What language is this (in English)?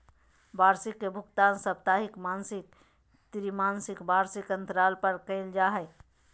Magahi